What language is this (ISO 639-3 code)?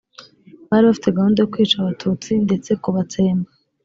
kin